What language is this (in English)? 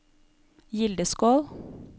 Norwegian